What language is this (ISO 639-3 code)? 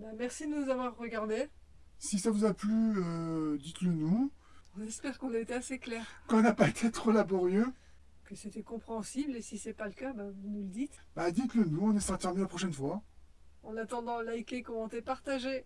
fra